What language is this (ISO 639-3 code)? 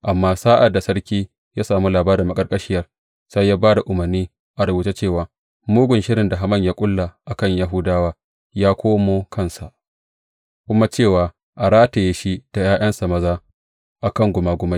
hau